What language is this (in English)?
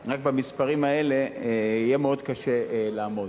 Hebrew